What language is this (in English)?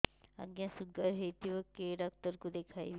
Odia